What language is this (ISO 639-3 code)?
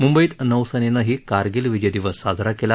mar